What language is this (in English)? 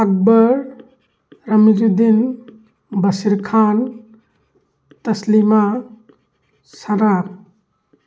Manipuri